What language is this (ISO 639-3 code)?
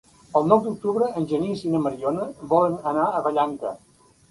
cat